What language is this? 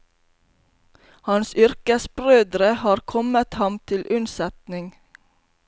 Norwegian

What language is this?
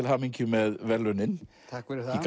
Icelandic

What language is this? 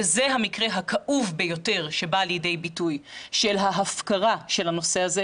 Hebrew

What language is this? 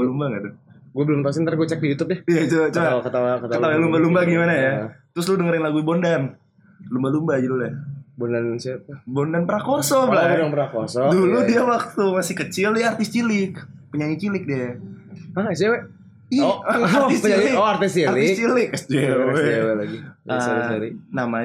Indonesian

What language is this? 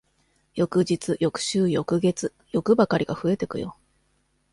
Japanese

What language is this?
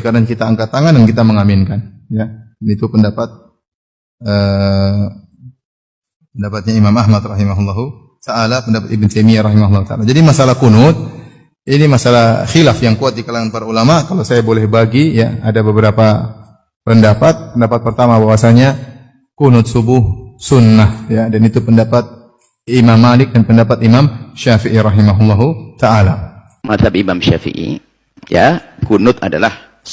Indonesian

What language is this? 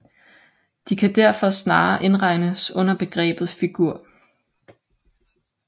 Danish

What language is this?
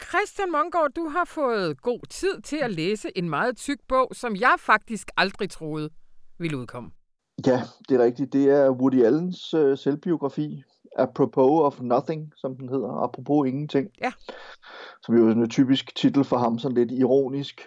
Danish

